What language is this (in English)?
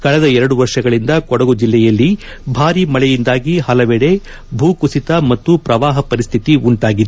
Kannada